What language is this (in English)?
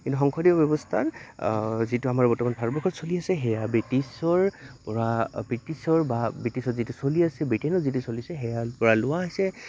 Assamese